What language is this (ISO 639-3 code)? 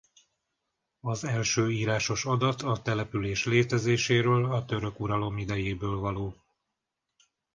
hun